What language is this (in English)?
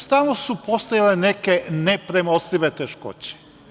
Serbian